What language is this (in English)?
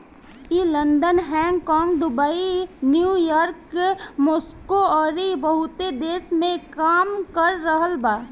Bhojpuri